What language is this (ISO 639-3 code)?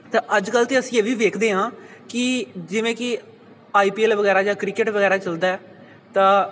pan